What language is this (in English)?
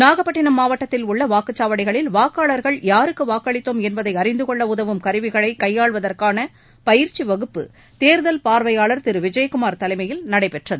Tamil